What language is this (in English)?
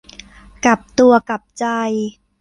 Thai